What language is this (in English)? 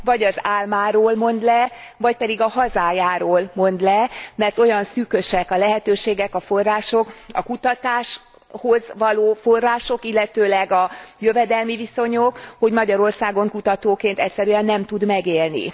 Hungarian